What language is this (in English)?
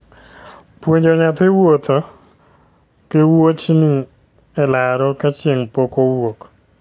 Luo (Kenya and Tanzania)